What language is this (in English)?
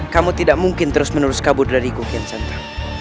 Indonesian